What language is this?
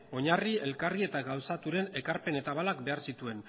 Basque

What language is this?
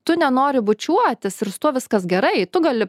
Lithuanian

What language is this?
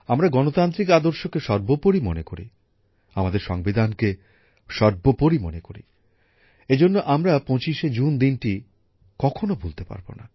Bangla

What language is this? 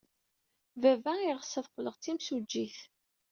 Kabyle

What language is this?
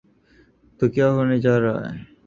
Urdu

